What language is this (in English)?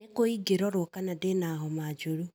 Kikuyu